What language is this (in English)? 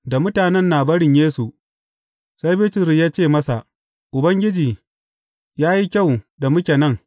Hausa